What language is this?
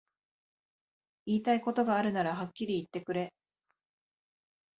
Japanese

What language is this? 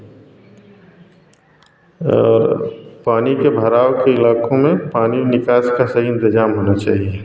Hindi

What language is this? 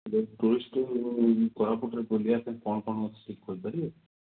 Odia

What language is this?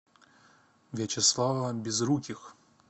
Russian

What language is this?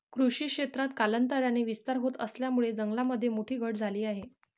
Marathi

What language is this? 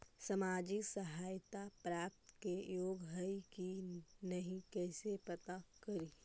Magahi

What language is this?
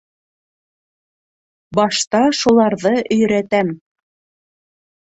Bashkir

